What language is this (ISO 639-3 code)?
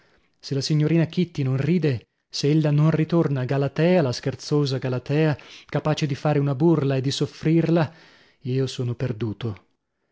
ita